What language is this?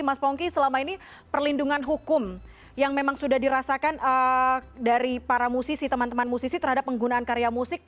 Indonesian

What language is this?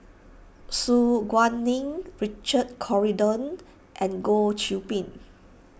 English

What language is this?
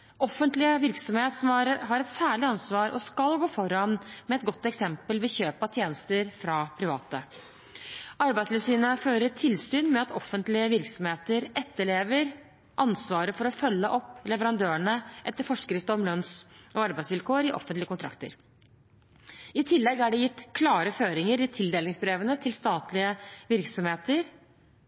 Norwegian Bokmål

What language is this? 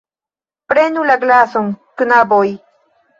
Esperanto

